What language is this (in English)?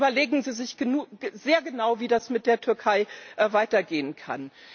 German